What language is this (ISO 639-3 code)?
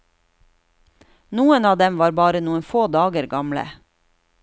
nor